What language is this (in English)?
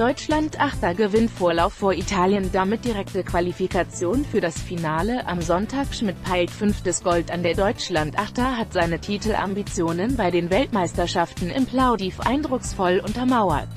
German